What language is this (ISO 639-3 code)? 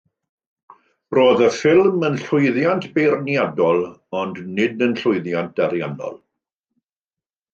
cym